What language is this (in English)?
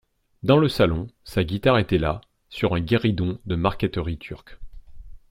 French